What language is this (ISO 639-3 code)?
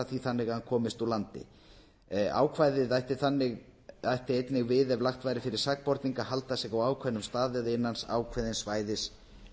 isl